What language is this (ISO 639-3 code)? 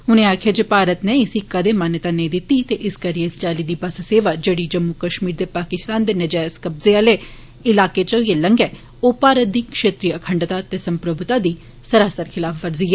doi